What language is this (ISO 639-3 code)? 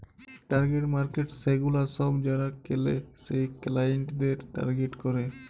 ben